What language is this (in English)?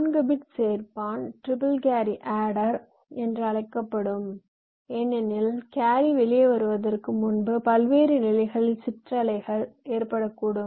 Tamil